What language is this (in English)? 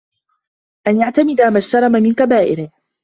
Arabic